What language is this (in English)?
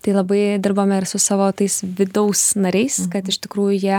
Lithuanian